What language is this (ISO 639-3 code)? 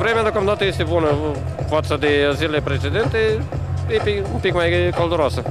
ron